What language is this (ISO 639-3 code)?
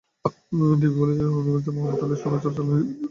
ben